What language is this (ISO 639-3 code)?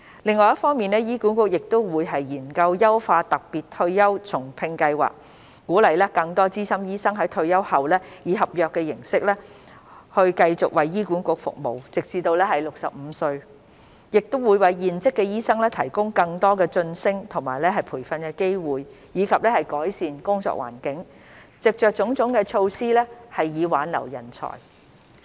yue